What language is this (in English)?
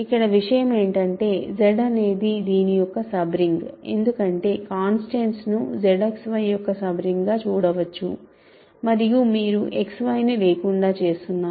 Telugu